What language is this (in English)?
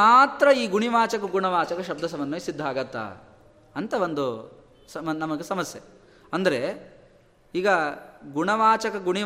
Kannada